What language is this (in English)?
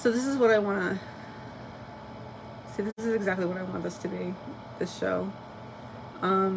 English